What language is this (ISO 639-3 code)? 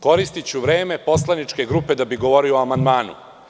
srp